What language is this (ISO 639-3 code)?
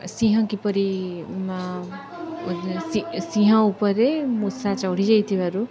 ori